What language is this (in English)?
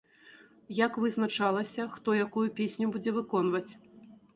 Belarusian